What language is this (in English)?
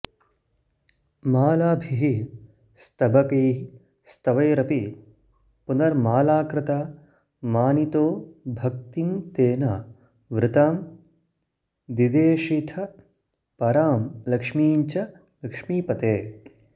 Sanskrit